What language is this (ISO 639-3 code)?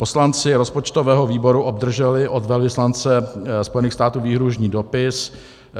ces